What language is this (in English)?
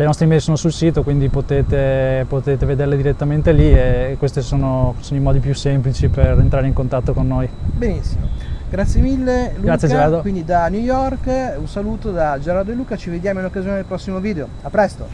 Italian